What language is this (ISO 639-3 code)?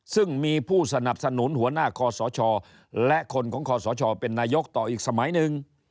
tha